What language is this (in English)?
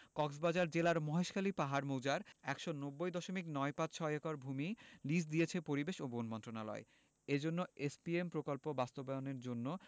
Bangla